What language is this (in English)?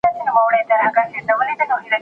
Pashto